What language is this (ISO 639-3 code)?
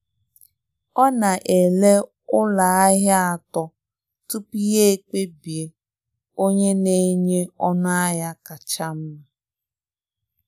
ibo